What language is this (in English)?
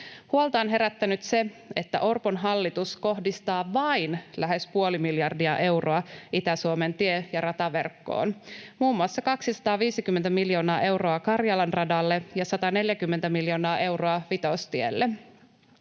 Finnish